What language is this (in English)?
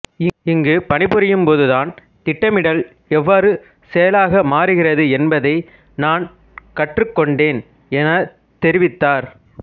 Tamil